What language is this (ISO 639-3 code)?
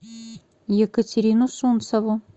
rus